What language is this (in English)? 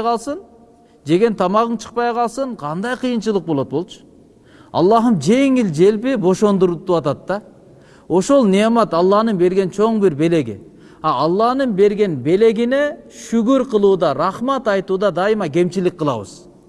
Turkish